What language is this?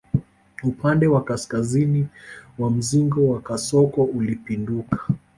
Swahili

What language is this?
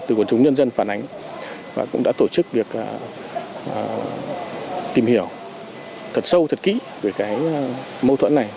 Vietnamese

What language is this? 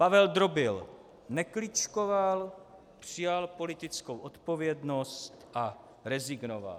Czech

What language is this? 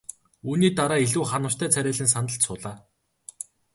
Mongolian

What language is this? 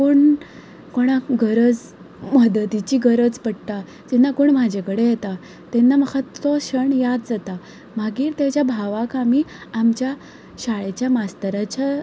Konkani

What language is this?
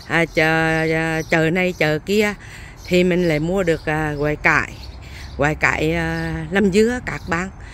Vietnamese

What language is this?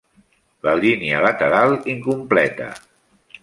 Catalan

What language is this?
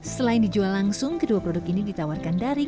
Indonesian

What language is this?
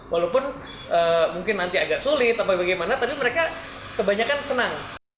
Indonesian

